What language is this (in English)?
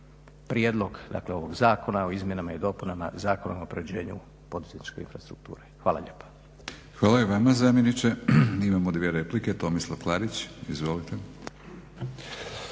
Croatian